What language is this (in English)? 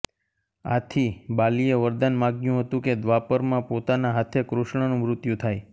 Gujarati